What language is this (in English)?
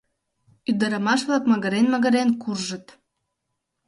Mari